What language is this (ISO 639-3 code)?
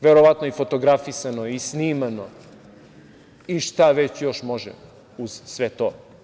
srp